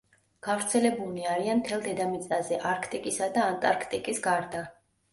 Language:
Georgian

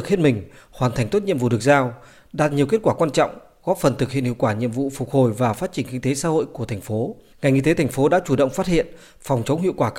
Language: Vietnamese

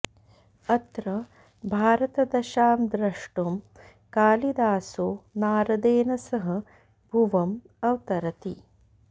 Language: Sanskrit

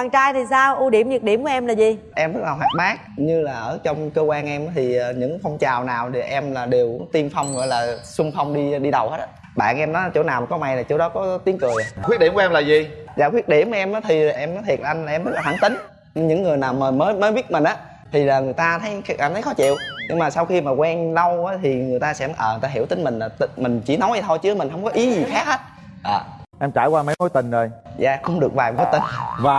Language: Vietnamese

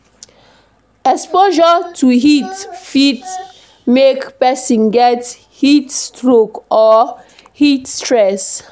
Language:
Nigerian Pidgin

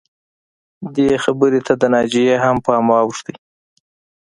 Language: Pashto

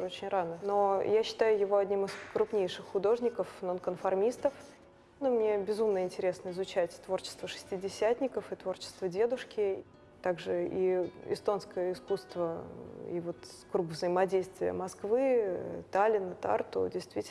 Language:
Russian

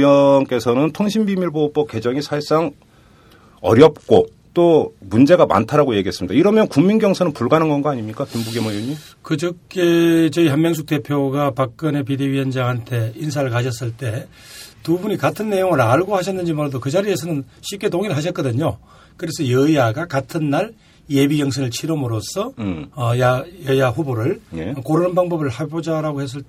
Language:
Korean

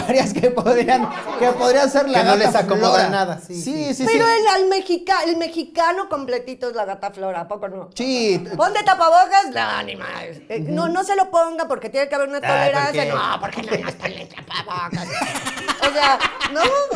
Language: Spanish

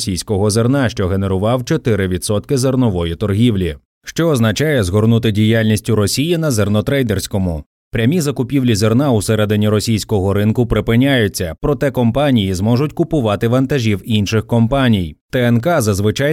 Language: Ukrainian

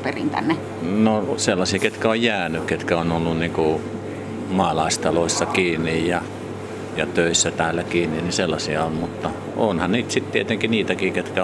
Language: Finnish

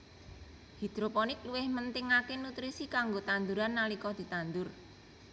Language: Javanese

